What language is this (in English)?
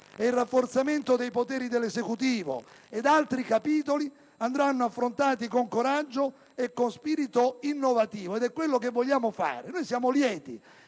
Italian